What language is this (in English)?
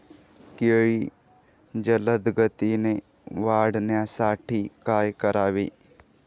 Marathi